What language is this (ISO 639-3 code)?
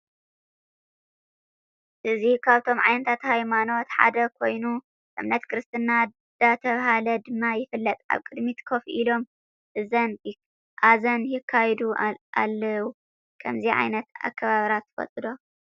tir